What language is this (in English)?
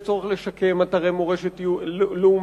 Hebrew